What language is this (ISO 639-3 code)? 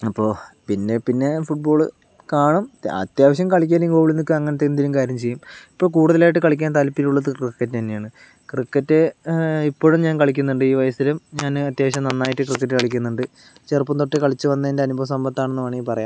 mal